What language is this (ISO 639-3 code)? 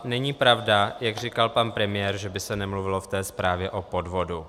ces